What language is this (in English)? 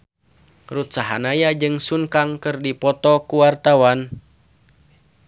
Sundanese